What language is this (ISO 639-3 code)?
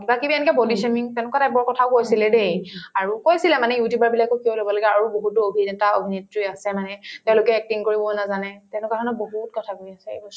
asm